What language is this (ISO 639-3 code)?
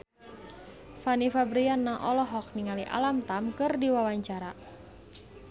sun